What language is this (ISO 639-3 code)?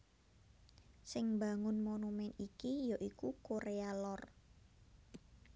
jav